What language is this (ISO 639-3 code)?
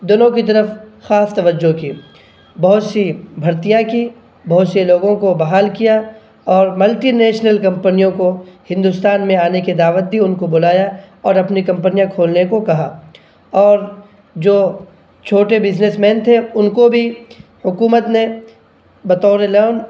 urd